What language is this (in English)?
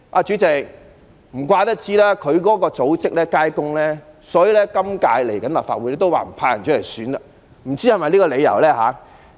Cantonese